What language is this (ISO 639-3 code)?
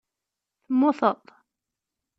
kab